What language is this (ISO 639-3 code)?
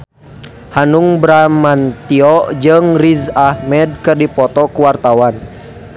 sun